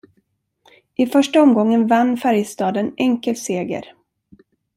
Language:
Swedish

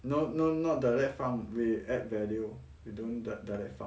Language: English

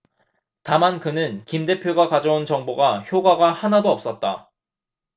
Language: Korean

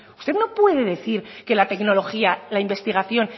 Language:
Spanish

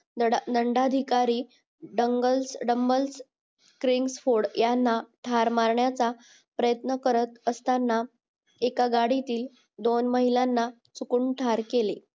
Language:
Marathi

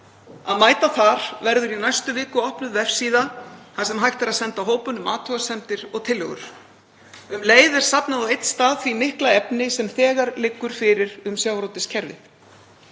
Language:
Icelandic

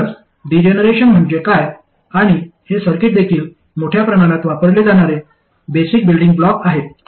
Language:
Marathi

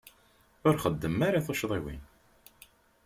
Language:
Kabyle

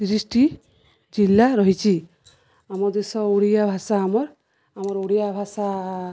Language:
Odia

